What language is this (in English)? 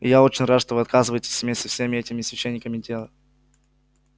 Russian